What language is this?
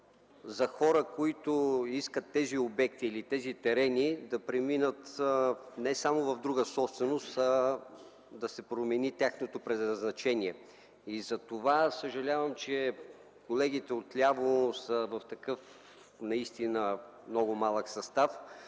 Bulgarian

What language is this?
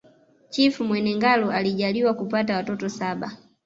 Swahili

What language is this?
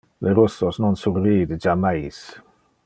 Interlingua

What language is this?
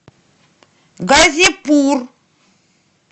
Russian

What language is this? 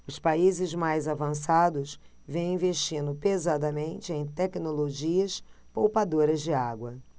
Portuguese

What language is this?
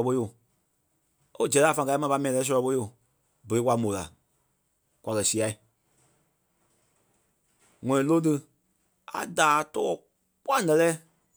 Kpelle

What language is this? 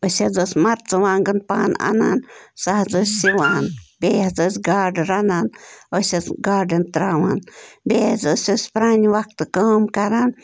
Kashmiri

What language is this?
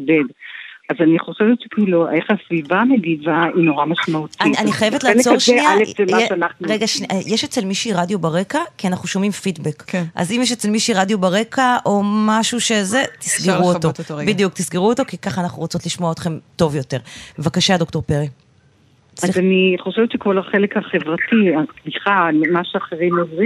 Hebrew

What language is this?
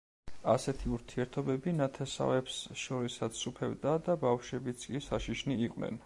Georgian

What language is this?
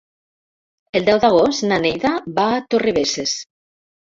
Catalan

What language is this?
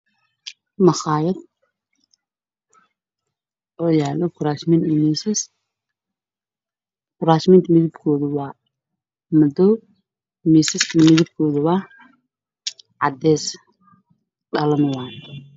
Somali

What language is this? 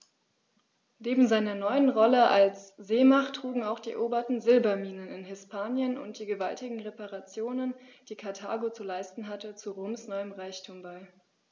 German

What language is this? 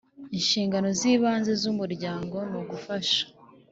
Kinyarwanda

